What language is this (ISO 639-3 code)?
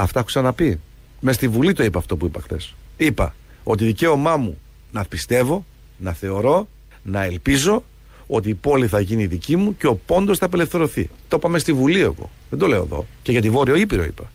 ell